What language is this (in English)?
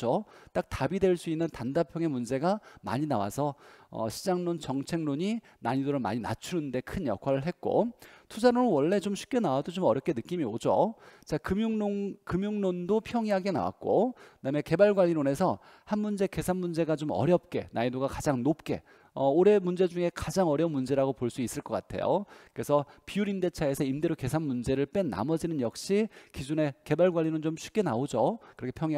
Korean